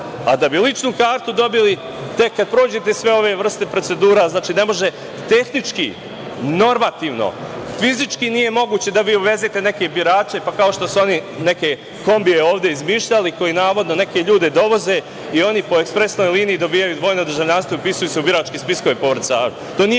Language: Serbian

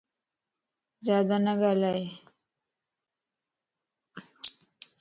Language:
Lasi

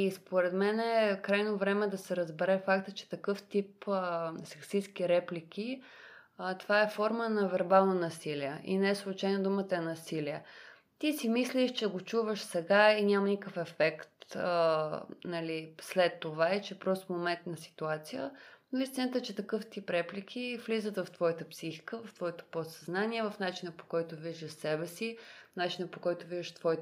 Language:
Bulgarian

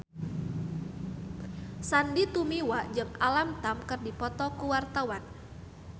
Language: Sundanese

